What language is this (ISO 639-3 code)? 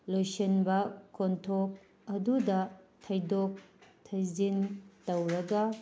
mni